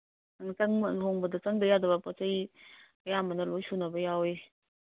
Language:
Manipuri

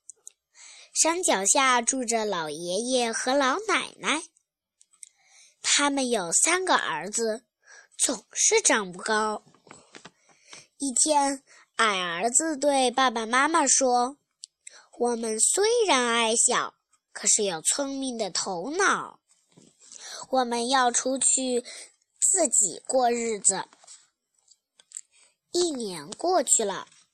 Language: Chinese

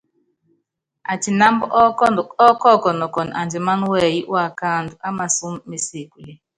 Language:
Yangben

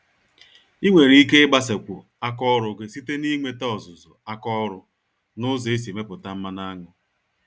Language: Igbo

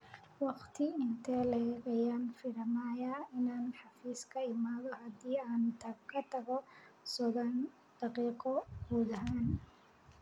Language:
Somali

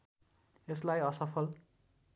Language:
Nepali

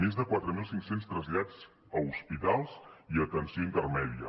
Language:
Catalan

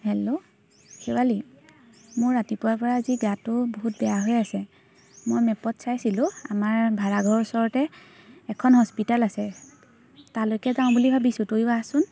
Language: Assamese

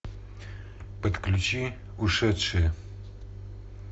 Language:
Russian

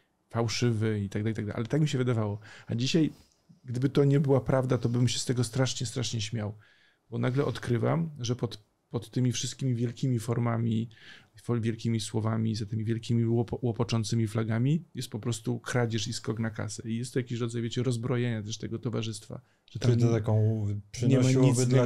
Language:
Polish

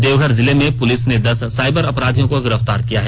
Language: Hindi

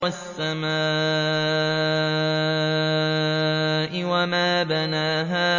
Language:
Arabic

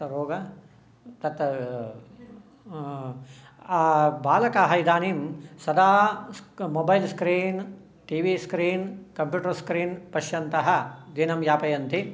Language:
Sanskrit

